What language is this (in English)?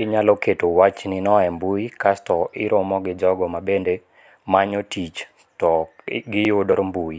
Luo (Kenya and Tanzania)